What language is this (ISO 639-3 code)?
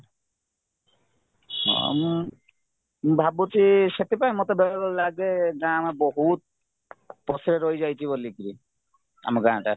ori